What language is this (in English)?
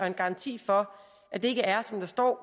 Danish